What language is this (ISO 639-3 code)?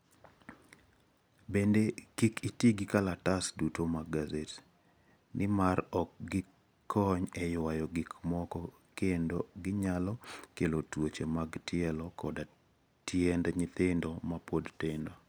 luo